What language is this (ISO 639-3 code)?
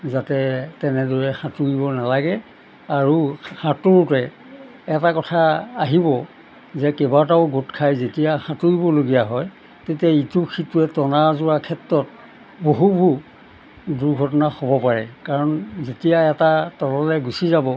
asm